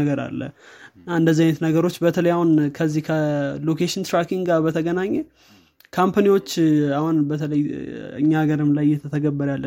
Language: Amharic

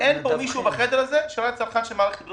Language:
Hebrew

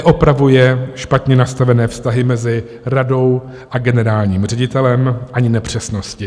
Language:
Czech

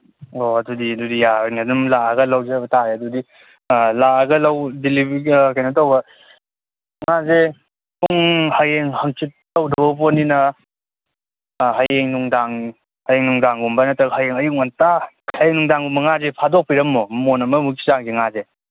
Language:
Manipuri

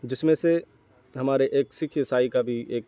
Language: Urdu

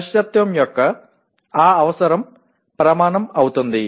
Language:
Telugu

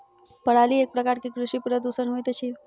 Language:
Maithili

